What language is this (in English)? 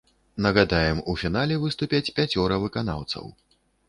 Belarusian